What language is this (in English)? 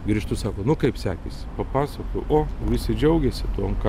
Lithuanian